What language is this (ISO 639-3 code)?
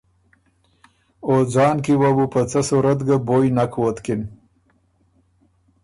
oru